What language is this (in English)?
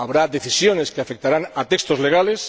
Spanish